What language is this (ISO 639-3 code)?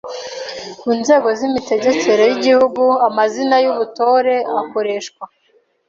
kin